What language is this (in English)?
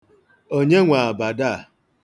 Igbo